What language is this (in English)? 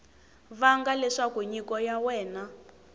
Tsonga